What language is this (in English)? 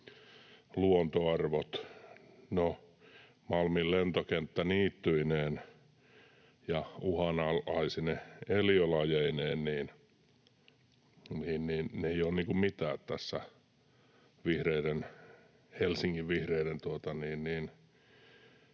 Finnish